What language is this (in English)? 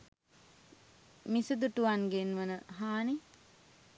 Sinhala